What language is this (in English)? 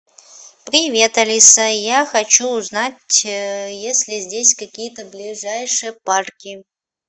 Russian